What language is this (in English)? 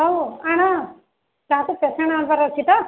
Odia